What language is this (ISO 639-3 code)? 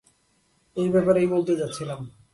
ben